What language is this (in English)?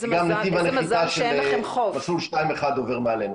Hebrew